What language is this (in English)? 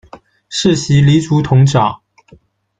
Chinese